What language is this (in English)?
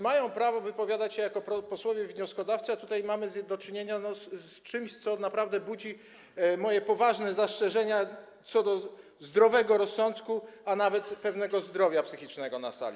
Polish